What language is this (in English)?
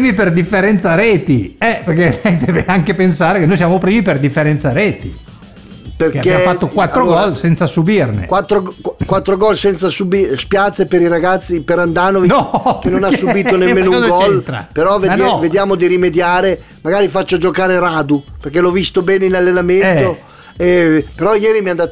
Italian